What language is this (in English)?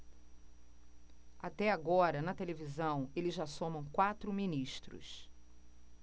Portuguese